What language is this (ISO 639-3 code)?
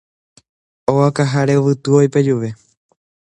grn